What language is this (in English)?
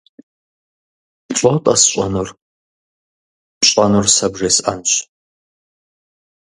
Kabardian